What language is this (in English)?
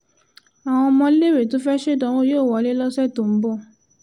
Yoruba